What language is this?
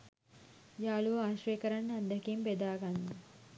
Sinhala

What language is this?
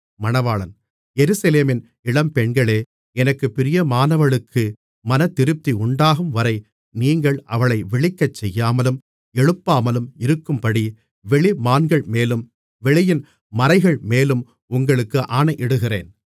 Tamil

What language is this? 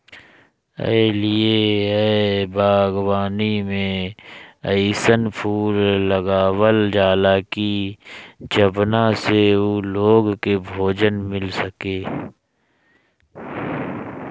Bhojpuri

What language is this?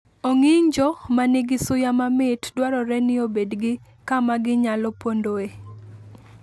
Luo (Kenya and Tanzania)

